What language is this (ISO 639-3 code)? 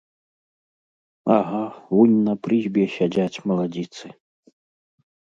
bel